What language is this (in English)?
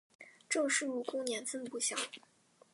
Chinese